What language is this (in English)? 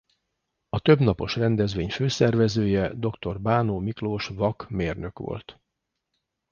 Hungarian